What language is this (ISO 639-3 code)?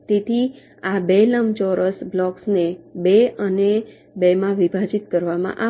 guj